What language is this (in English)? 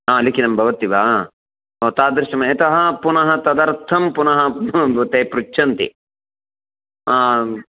Sanskrit